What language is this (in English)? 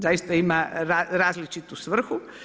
Croatian